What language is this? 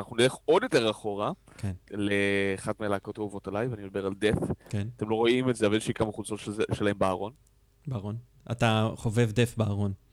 Hebrew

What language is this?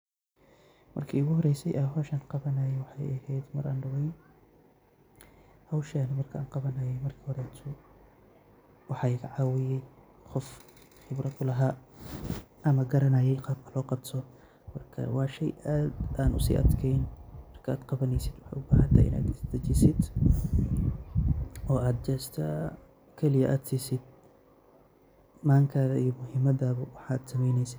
Somali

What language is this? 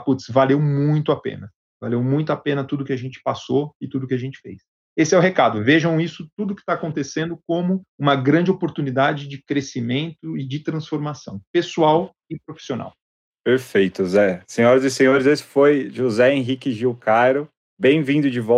Portuguese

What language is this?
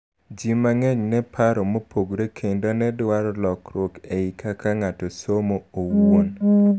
Luo (Kenya and Tanzania)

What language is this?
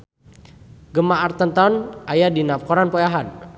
Sundanese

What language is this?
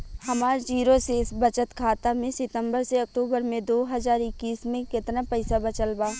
Bhojpuri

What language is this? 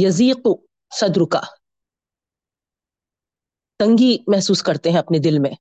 Urdu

